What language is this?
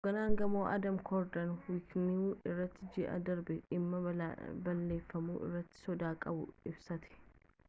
Oromo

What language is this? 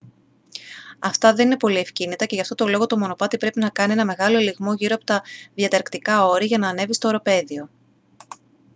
Greek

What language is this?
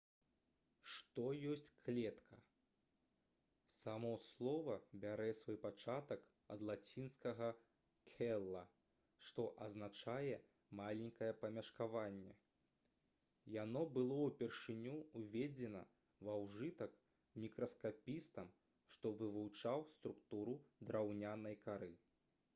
Belarusian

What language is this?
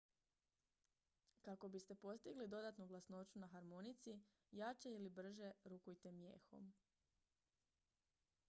Croatian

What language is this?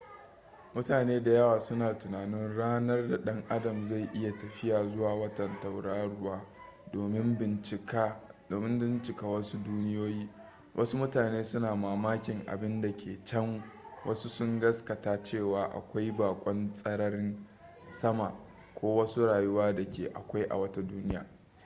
Hausa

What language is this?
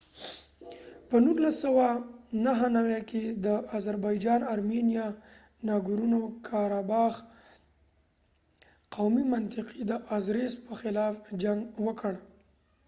Pashto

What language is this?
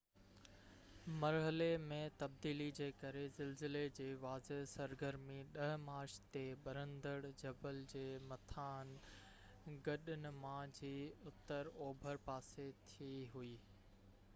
Sindhi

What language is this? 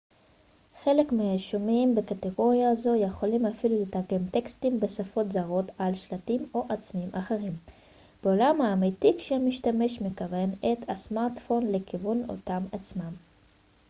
Hebrew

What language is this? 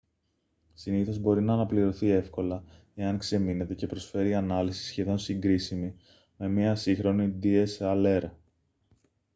Greek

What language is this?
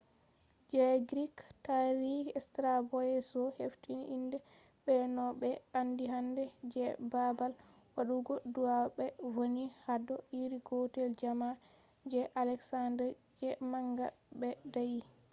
Fula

